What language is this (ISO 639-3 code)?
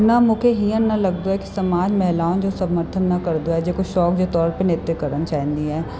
snd